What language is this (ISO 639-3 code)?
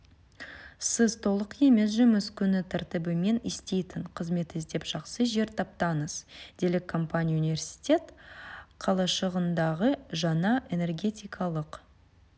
kaz